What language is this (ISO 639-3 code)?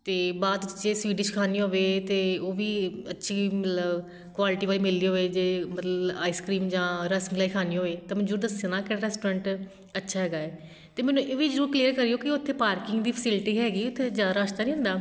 pan